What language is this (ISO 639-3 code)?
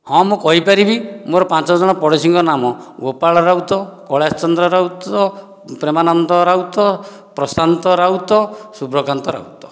ori